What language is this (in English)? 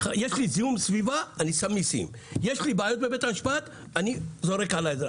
Hebrew